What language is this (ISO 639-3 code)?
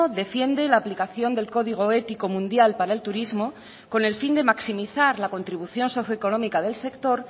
spa